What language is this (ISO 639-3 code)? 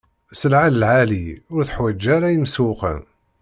kab